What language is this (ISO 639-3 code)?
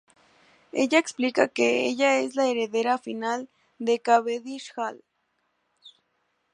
spa